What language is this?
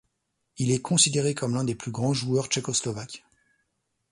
French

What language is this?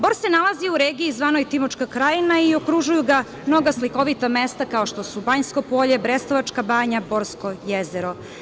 Serbian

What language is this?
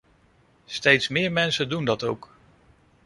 Dutch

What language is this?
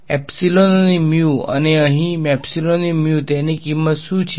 Gujarati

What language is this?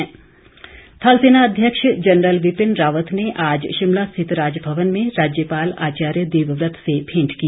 Hindi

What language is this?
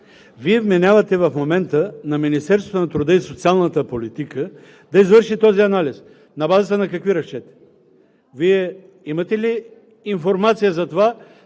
Bulgarian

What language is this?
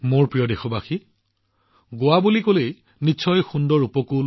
Assamese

